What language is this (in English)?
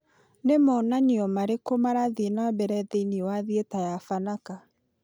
Kikuyu